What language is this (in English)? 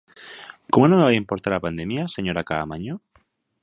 Galician